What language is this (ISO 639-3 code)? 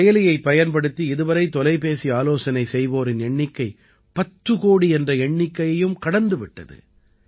tam